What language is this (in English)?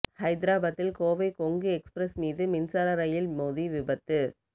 Tamil